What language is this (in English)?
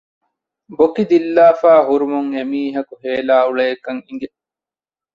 Divehi